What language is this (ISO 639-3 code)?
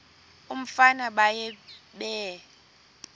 xho